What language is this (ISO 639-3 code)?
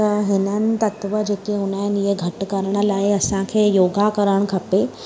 snd